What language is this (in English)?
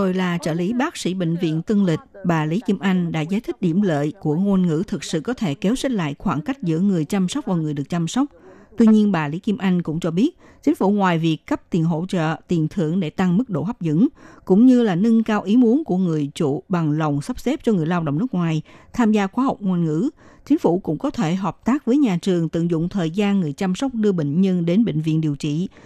Vietnamese